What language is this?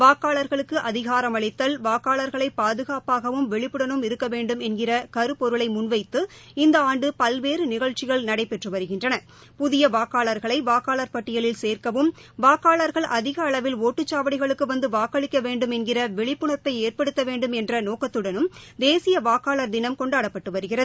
Tamil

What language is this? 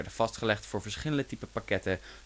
Dutch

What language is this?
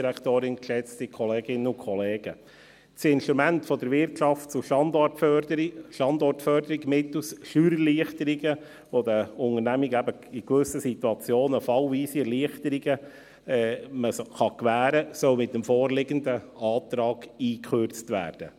Swiss German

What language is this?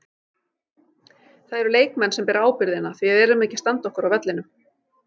Icelandic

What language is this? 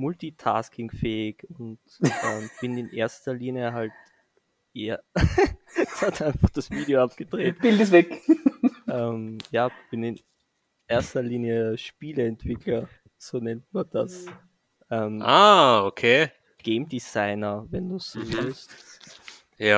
German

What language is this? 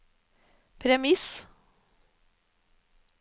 Norwegian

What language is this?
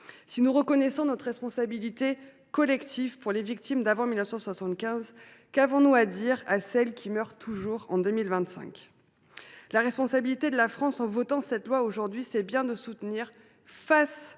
French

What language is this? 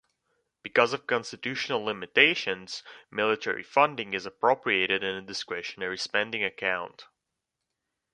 English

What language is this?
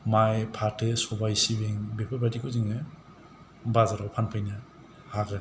Bodo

